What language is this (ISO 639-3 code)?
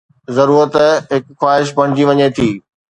snd